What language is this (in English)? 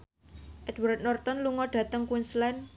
Javanese